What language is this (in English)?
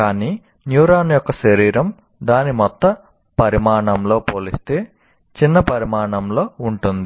Telugu